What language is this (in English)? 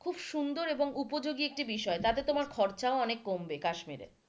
Bangla